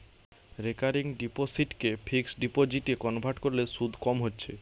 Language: Bangla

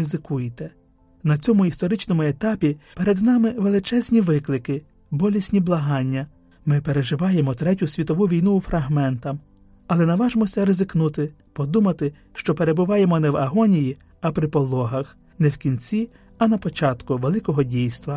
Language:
Ukrainian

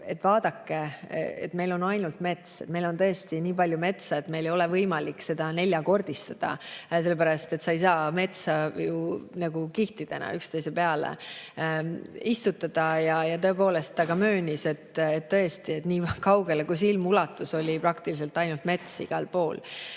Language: Estonian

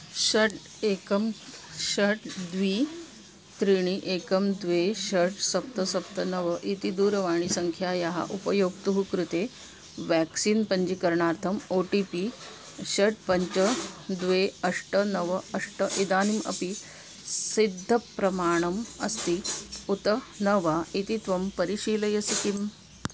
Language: Sanskrit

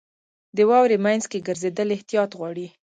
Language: Pashto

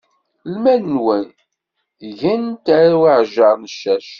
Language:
Kabyle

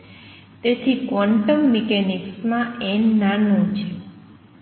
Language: Gujarati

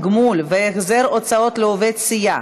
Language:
Hebrew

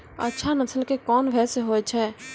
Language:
Maithili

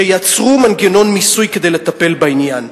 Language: Hebrew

